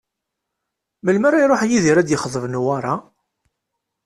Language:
Kabyle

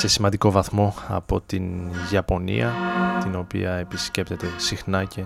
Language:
Greek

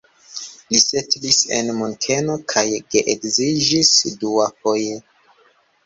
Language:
Esperanto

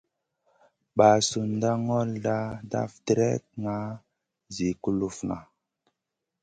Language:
Masana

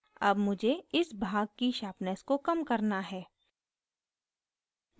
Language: Hindi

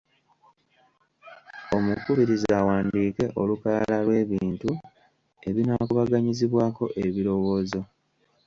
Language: Ganda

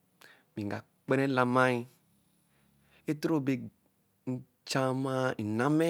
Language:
Eleme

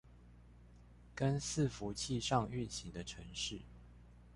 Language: Chinese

